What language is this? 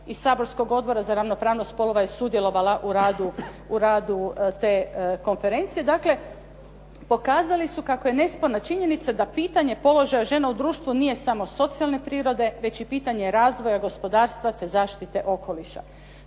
Croatian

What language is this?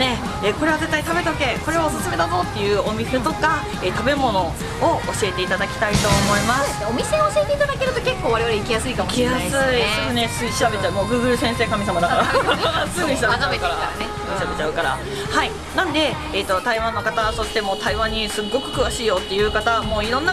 Japanese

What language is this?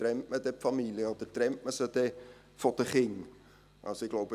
Swiss German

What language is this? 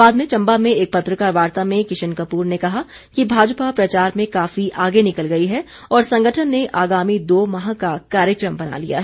Hindi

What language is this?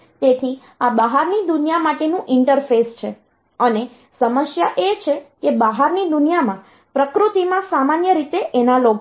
Gujarati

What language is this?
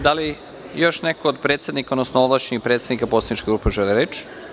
Serbian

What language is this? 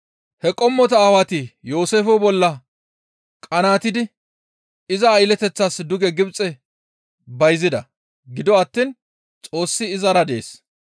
Gamo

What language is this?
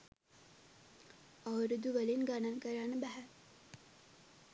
Sinhala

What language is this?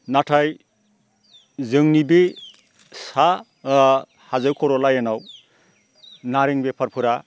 Bodo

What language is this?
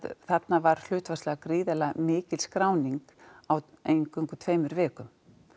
Icelandic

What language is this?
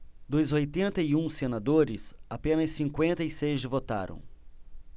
Portuguese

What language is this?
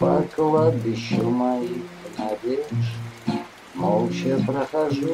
Russian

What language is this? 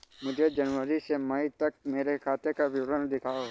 Hindi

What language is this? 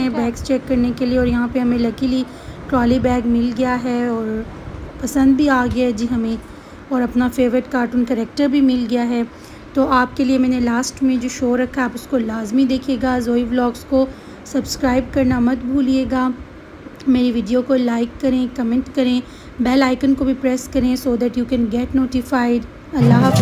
Hindi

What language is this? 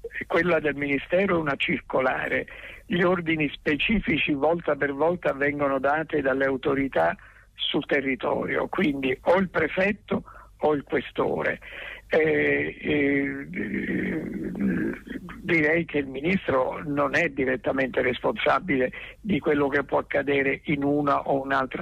Italian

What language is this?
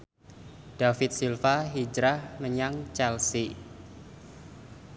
Javanese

